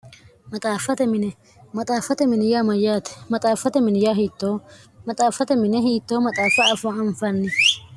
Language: Sidamo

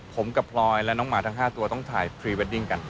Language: Thai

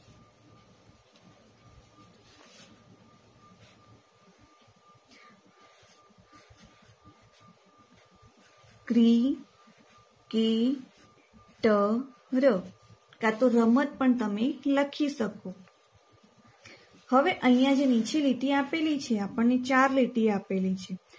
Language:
Gujarati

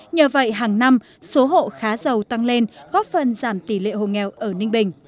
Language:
Vietnamese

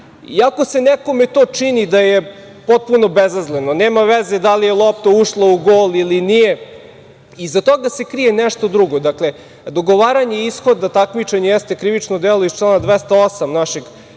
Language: Serbian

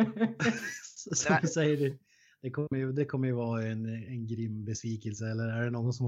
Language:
Swedish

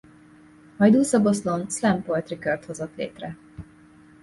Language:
Hungarian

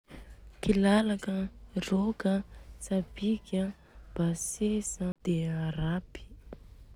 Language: Southern Betsimisaraka Malagasy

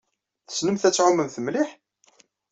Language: Kabyle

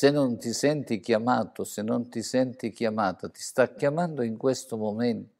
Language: Italian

